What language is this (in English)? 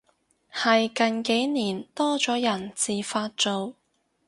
Cantonese